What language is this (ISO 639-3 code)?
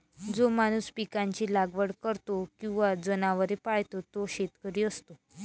mar